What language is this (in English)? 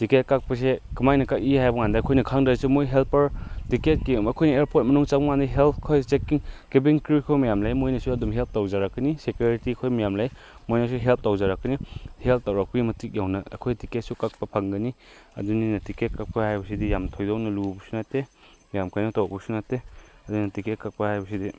Manipuri